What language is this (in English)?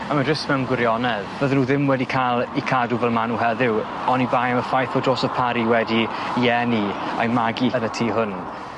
Welsh